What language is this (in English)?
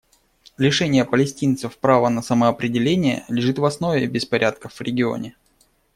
Russian